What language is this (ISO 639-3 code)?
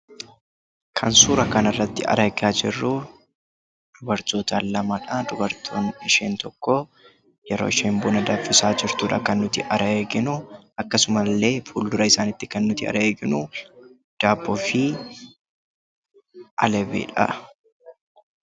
orm